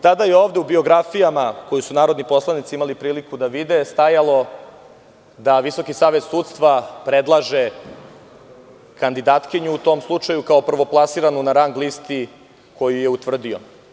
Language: Serbian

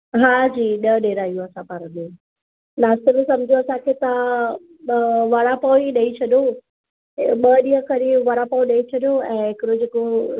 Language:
Sindhi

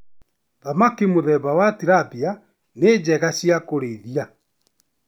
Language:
Kikuyu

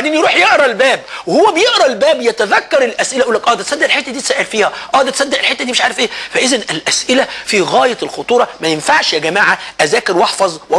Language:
Arabic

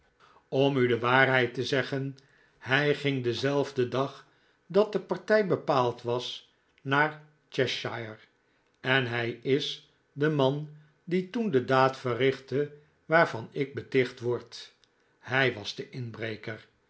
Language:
Dutch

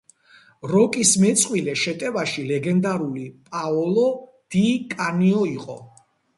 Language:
Georgian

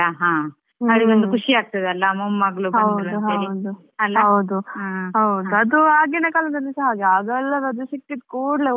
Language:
Kannada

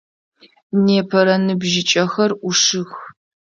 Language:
Adyghe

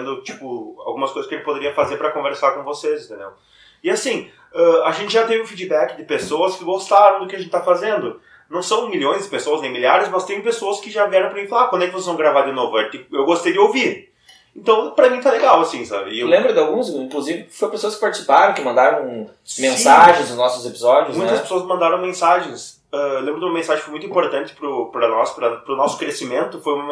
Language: Portuguese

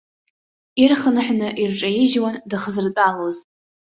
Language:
Abkhazian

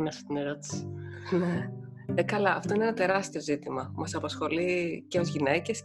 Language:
Greek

